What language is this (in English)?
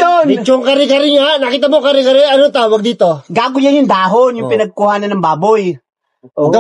Filipino